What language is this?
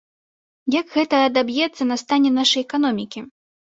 Belarusian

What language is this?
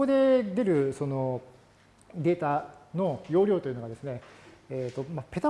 Japanese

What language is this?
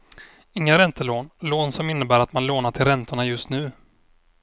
Swedish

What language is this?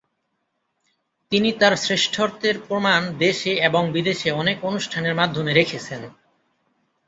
Bangla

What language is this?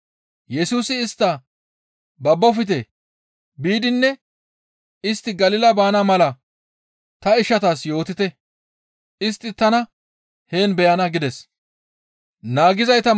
Gamo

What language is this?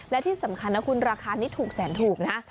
Thai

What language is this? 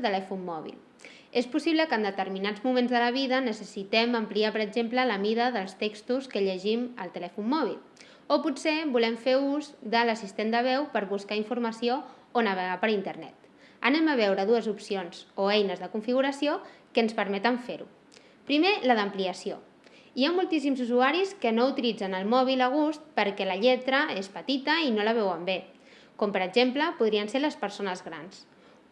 Catalan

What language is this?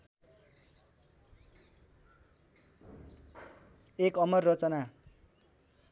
Nepali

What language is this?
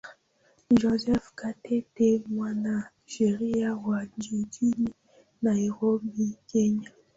Swahili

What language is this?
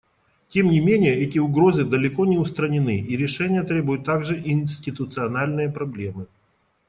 Russian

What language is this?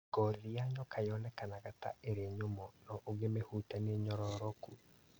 Kikuyu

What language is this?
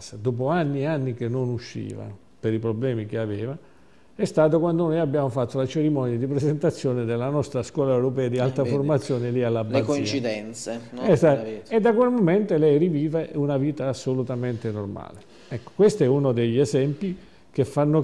Italian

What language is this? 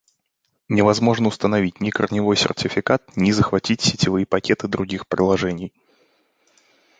Russian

